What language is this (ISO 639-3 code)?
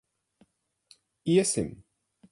lav